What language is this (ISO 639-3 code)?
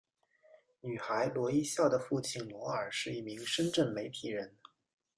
zho